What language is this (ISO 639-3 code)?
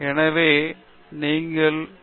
tam